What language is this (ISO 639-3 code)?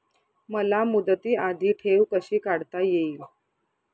mar